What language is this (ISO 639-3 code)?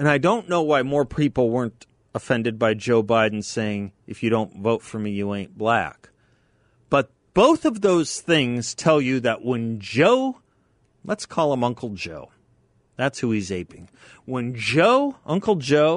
eng